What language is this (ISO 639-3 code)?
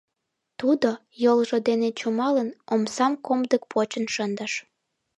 chm